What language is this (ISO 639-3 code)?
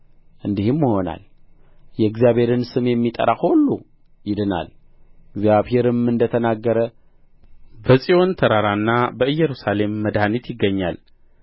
amh